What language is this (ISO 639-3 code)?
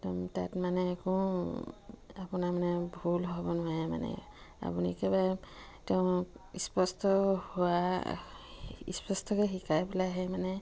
asm